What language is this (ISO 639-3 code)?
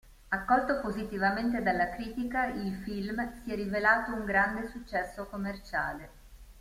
ita